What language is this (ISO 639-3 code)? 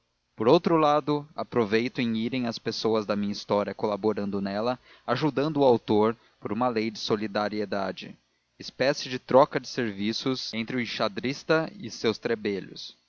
por